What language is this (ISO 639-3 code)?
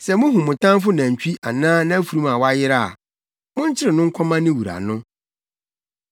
aka